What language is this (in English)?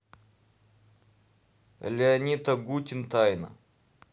Russian